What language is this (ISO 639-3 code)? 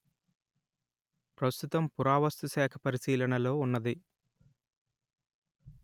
tel